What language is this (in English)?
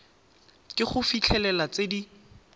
Tswana